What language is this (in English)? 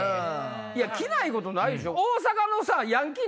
Japanese